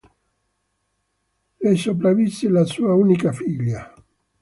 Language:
Italian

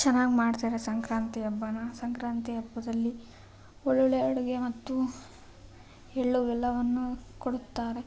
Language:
Kannada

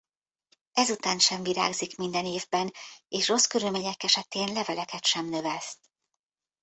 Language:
Hungarian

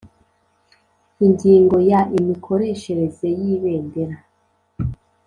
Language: Kinyarwanda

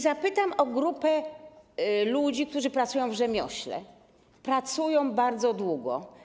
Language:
Polish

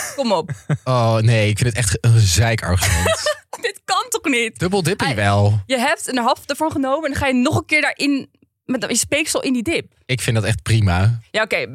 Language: Dutch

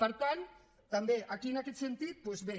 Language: Catalan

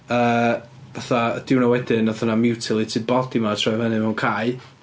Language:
Welsh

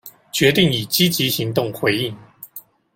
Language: Chinese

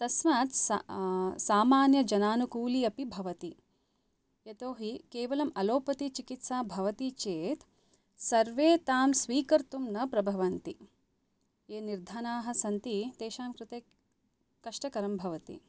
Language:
Sanskrit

